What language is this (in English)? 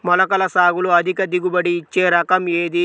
Telugu